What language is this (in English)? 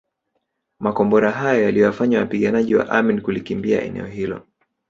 Swahili